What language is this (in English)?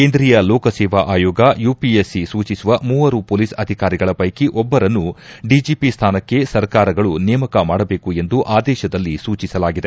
Kannada